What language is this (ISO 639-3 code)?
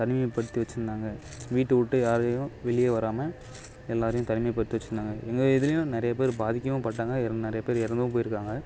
tam